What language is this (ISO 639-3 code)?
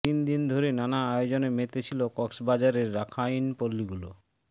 ben